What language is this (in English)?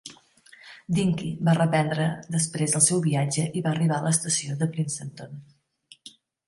Catalan